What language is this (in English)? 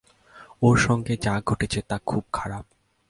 Bangla